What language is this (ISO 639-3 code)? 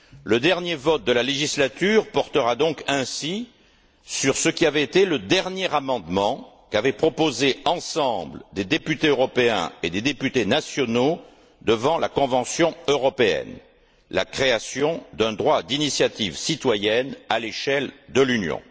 fra